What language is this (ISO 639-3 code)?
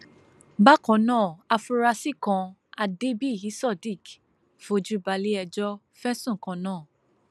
yor